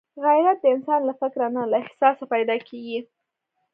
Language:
Pashto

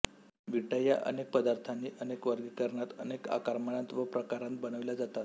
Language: Marathi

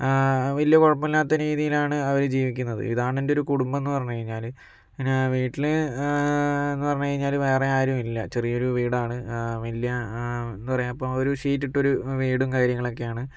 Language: Malayalam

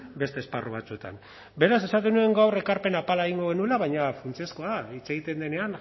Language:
Basque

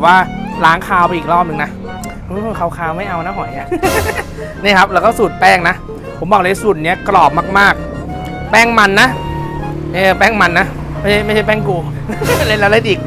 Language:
Thai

